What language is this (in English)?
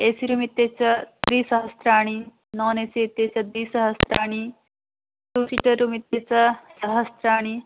Sanskrit